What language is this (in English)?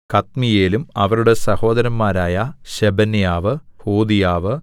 Malayalam